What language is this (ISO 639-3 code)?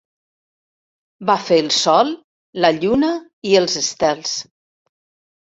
cat